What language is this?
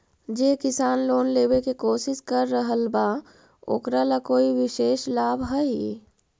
Magahi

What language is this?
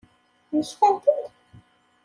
Kabyle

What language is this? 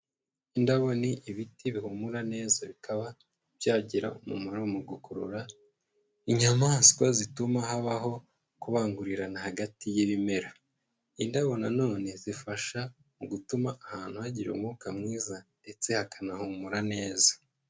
Kinyarwanda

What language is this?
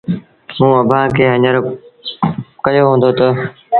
Sindhi Bhil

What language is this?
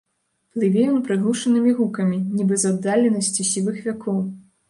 Belarusian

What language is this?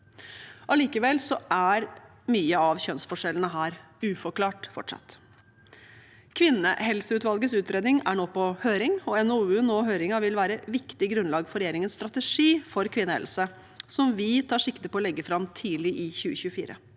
Norwegian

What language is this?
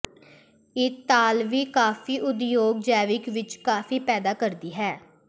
Punjabi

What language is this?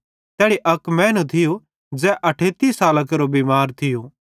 Bhadrawahi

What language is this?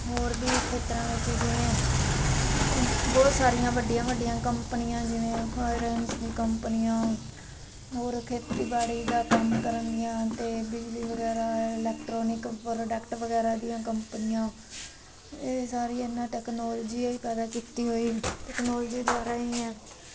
Punjabi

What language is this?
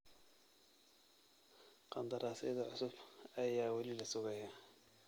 Somali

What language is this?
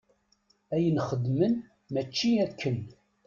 Kabyle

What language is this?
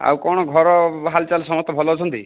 Odia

